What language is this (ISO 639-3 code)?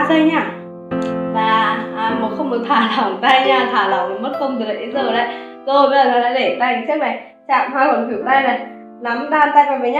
vie